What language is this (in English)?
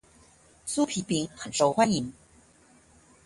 Chinese